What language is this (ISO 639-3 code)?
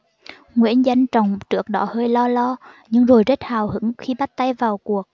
vie